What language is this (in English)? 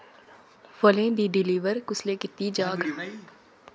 Dogri